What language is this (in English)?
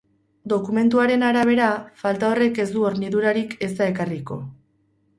Basque